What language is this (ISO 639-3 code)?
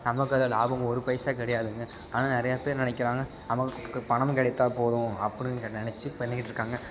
tam